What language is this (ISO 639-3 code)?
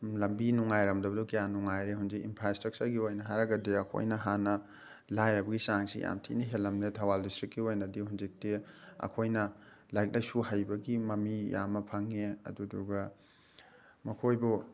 mni